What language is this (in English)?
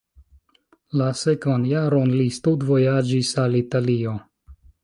Esperanto